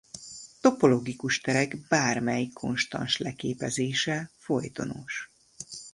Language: Hungarian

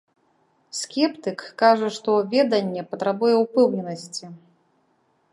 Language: Belarusian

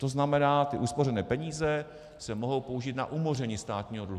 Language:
Czech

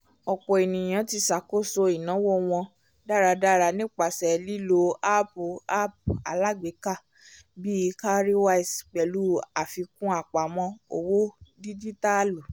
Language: Yoruba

